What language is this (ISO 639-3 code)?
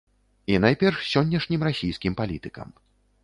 bel